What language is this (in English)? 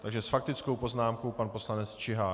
Czech